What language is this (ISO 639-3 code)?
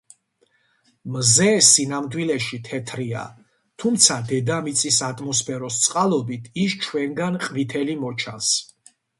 kat